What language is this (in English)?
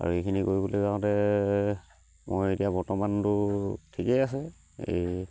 Assamese